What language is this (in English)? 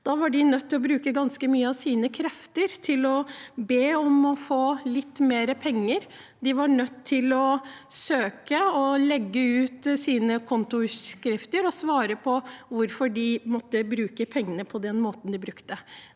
Norwegian